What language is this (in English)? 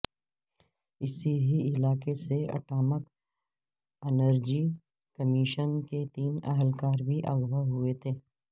Urdu